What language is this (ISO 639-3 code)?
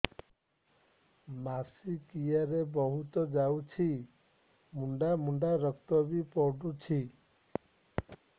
ori